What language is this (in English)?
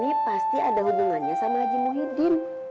Indonesian